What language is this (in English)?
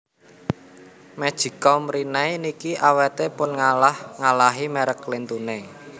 Javanese